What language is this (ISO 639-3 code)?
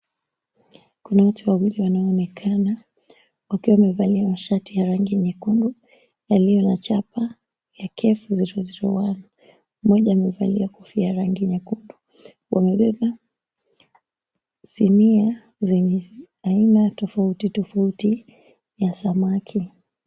swa